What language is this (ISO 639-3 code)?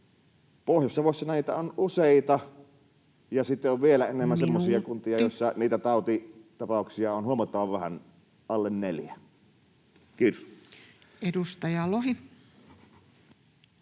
fin